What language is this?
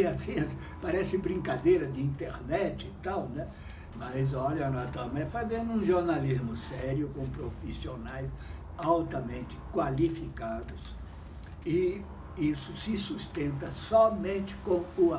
Portuguese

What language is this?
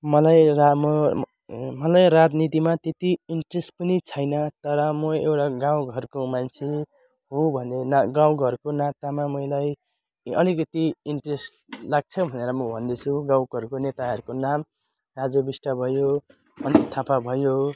Nepali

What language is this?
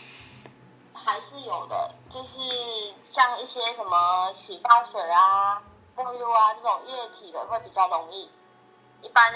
Chinese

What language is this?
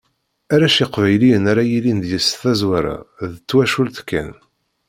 Kabyle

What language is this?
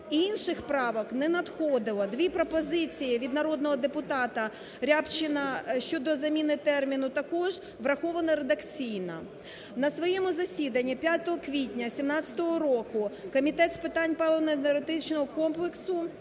Ukrainian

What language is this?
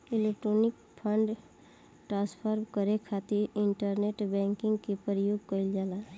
Bhojpuri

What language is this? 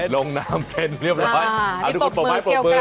Thai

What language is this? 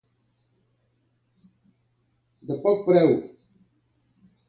Catalan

